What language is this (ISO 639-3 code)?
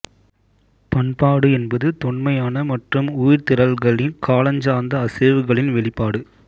tam